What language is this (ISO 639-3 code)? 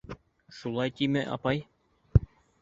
bak